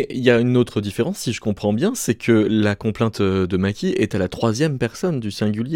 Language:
French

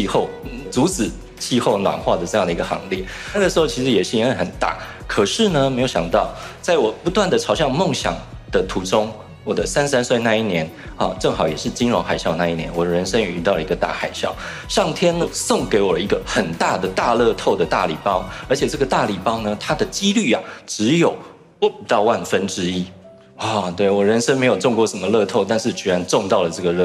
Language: Chinese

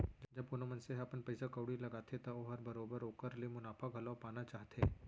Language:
Chhattisgarhi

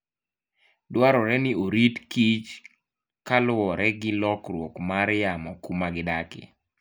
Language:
Luo (Kenya and Tanzania)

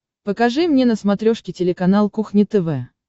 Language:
Russian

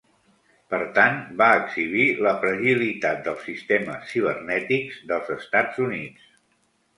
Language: Catalan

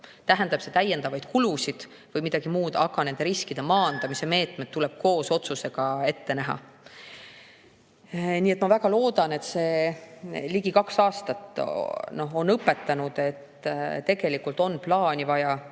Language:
Estonian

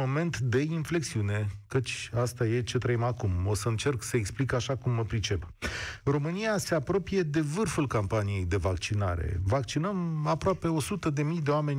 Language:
Romanian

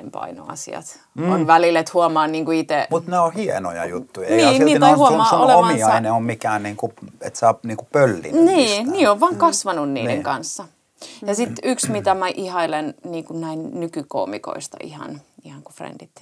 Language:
Finnish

